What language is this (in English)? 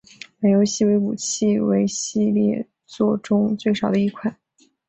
Chinese